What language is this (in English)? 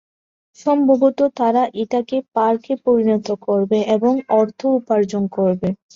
Bangla